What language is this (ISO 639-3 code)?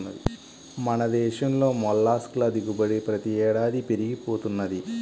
tel